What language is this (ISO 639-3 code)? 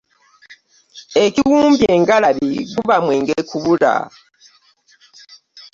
lug